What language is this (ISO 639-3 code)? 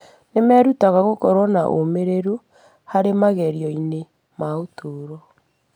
kik